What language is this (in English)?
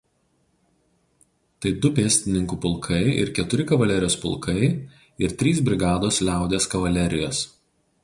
Lithuanian